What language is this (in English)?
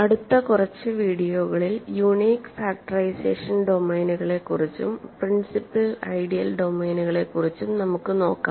Malayalam